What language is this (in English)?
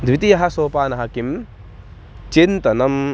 Sanskrit